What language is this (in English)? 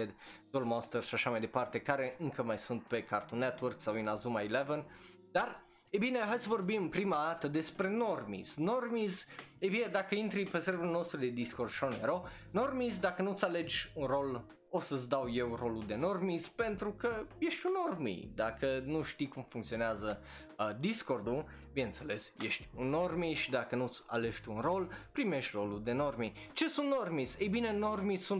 Romanian